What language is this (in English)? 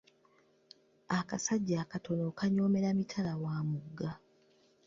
Ganda